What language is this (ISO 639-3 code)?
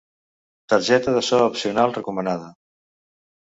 cat